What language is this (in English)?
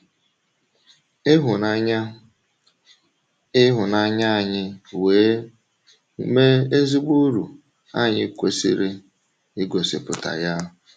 Igbo